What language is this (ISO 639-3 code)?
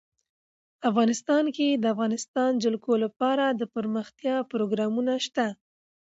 pus